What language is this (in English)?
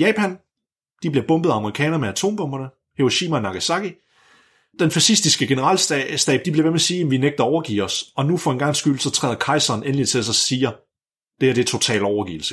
Danish